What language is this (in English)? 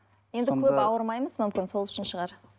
Kazakh